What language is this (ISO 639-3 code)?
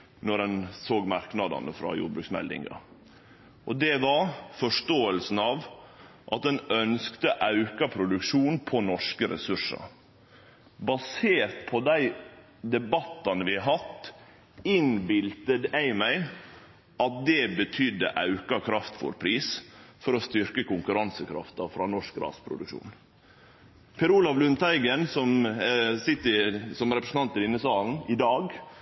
nno